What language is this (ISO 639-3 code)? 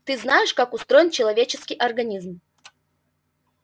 rus